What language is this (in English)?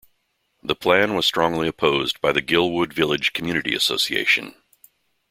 English